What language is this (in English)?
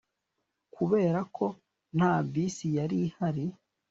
Kinyarwanda